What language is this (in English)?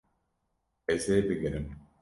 Kurdish